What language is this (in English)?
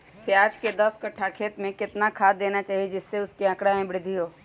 Magahi